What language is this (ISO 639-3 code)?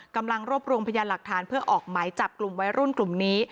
tha